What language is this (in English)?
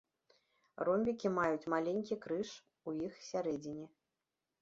Belarusian